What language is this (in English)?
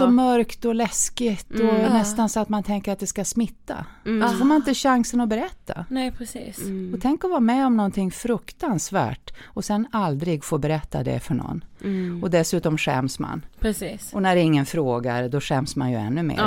Swedish